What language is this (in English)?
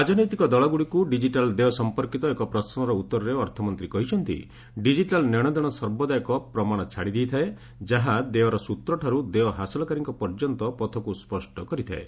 Odia